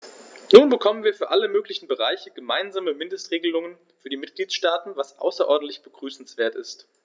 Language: German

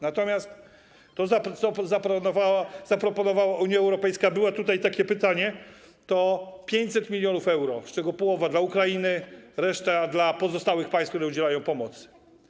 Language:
Polish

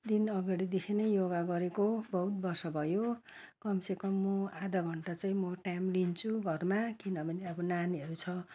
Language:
Nepali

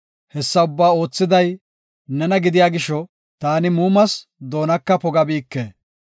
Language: Gofa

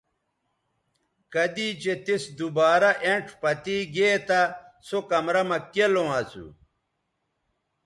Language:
Bateri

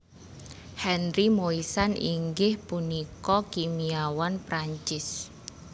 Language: Javanese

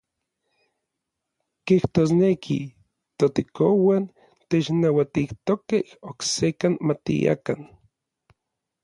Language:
Orizaba Nahuatl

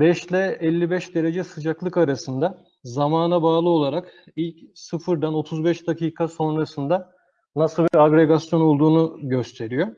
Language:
Turkish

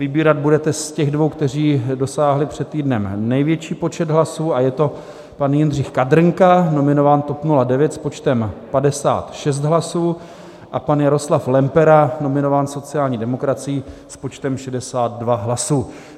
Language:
Czech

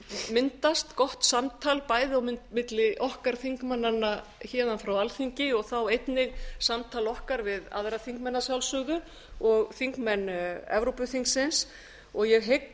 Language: Icelandic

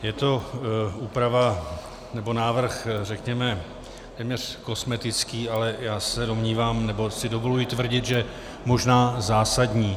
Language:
Czech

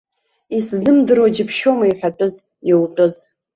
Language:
Abkhazian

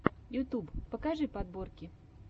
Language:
Russian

